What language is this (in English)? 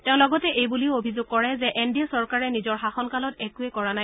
Assamese